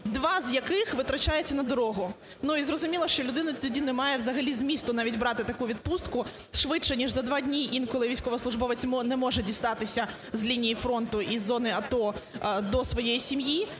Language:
Ukrainian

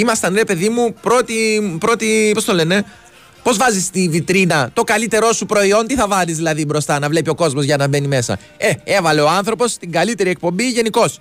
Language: Greek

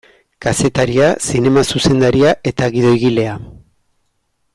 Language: Basque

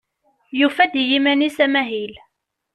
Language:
Kabyle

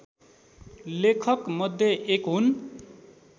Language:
Nepali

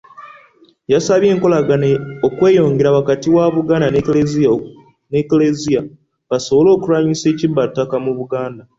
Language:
Ganda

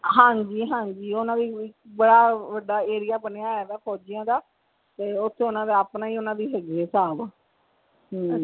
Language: Punjabi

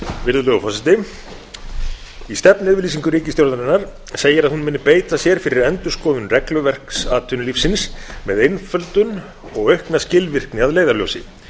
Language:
Icelandic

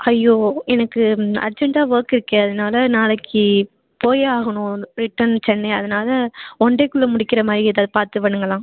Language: Tamil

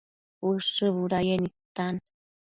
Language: Matsés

